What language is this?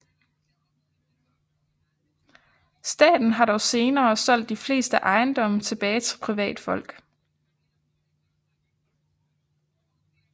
Danish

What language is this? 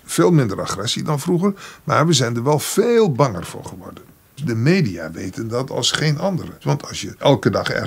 Dutch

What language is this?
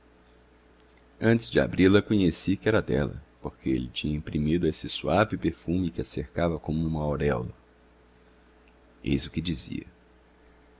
Portuguese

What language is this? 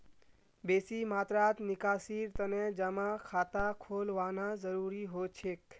Magahi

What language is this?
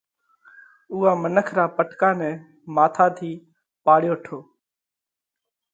Parkari Koli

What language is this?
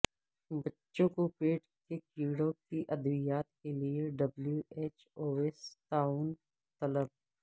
Urdu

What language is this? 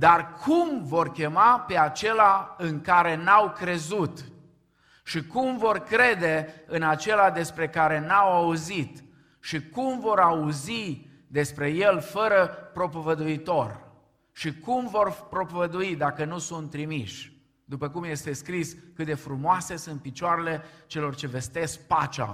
Romanian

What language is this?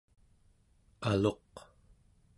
Central Yupik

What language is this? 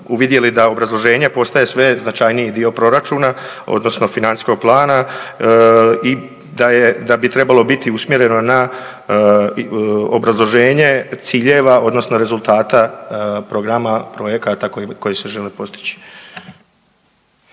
Croatian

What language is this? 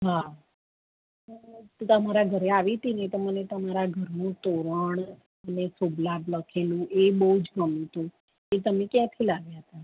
Gujarati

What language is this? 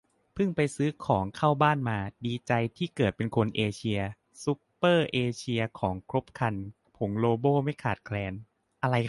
Thai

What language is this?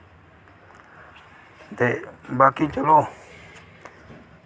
Dogri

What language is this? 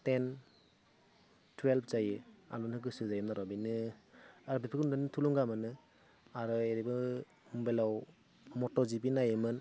Bodo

